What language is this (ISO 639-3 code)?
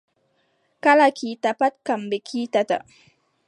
fub